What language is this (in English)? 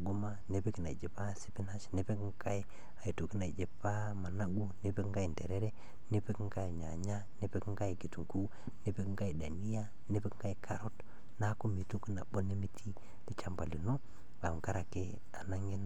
Masai